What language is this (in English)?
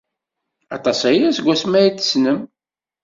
Kabyle